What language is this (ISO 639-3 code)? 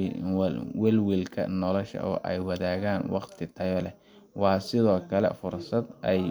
som